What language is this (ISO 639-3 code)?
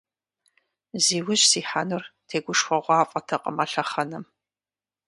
kbd